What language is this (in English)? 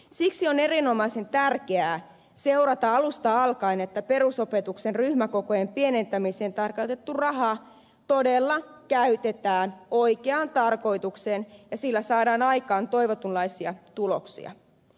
Finnish